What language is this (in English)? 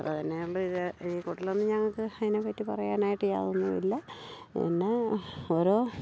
Malayalam